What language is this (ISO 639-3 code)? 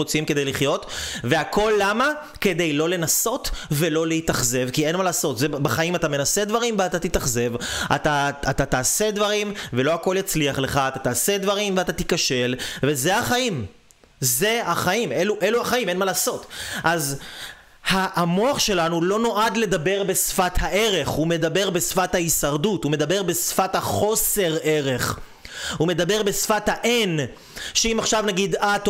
heb